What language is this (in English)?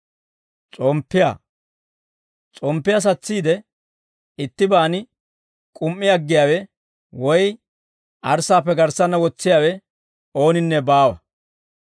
Dawro